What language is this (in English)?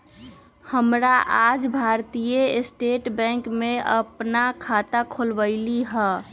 Magahi